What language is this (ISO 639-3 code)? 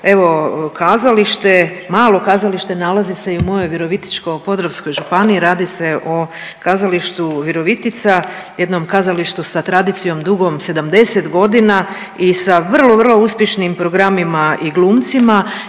hrv